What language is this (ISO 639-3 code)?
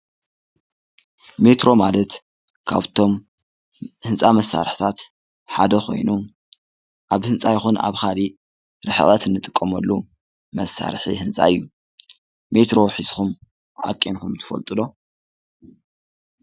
tir